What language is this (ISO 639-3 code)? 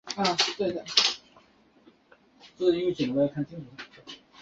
zho